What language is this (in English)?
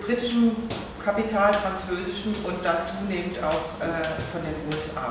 German